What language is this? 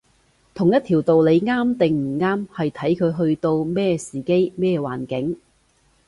Cantonese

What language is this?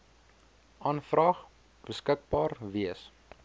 Afrikaans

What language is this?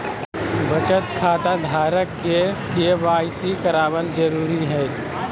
Magahi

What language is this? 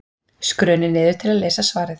Icelandic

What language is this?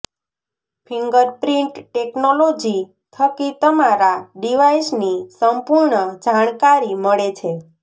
Gujarati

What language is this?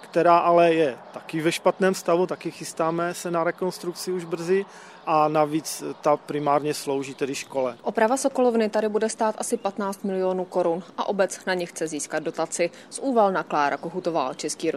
Czech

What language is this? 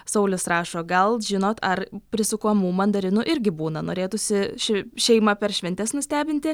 Lithuanian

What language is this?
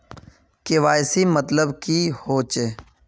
Magahi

